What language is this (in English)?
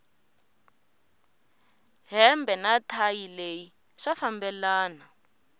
Tsonga